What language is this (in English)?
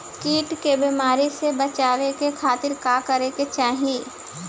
Bhojpuri